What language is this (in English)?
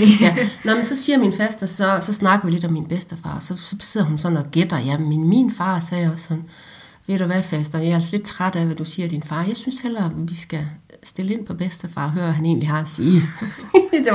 Danish